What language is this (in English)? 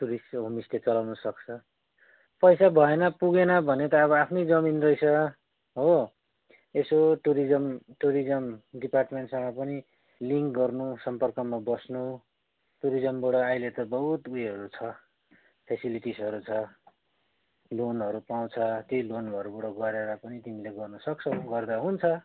Nepali